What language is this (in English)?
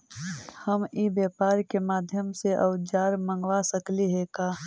Magahi